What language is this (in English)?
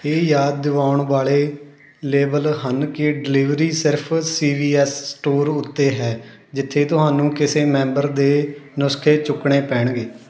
Punjabi